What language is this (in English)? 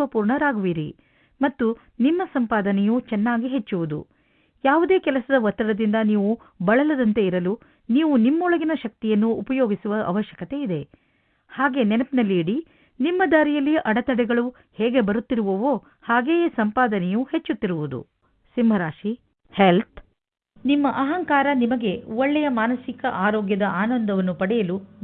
Kannada